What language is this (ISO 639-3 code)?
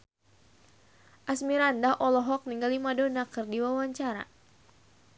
sun